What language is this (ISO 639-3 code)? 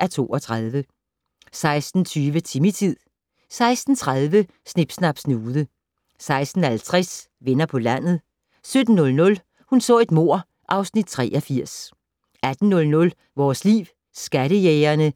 dan